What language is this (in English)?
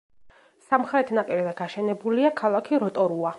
Georgian